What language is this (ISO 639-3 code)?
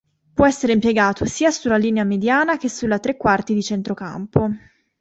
ita